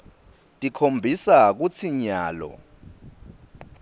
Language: Swati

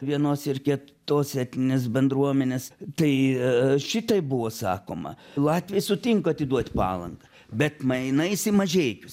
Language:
Lithuanian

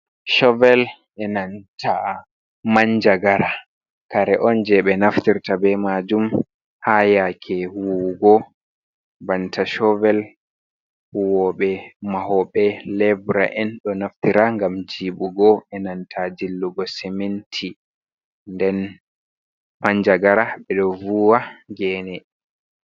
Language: Fula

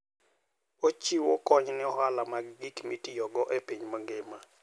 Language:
Luo (Kenya and Tanzania)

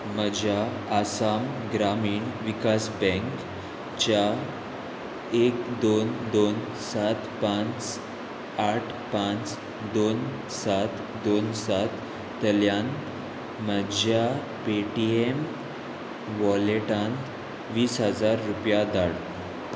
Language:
Konkani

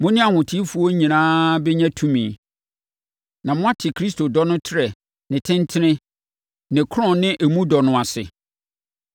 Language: Akan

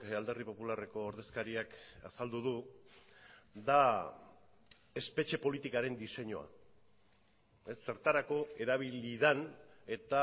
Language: Basque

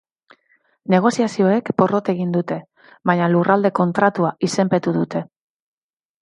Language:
Basque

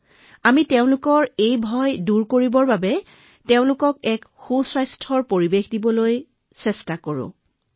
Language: Assamese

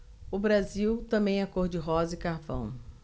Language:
Portuguese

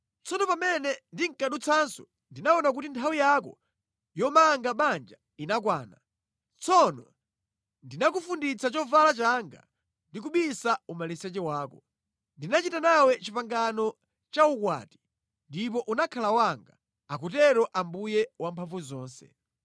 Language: Nyanja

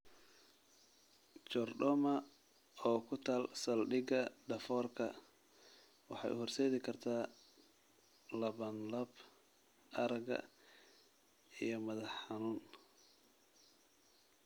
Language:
Somali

